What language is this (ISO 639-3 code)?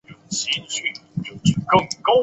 zho